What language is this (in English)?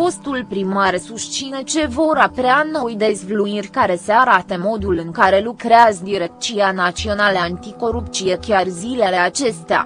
Romanian